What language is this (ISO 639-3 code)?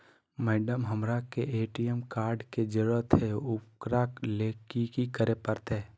mag